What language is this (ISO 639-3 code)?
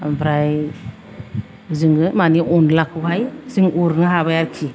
brx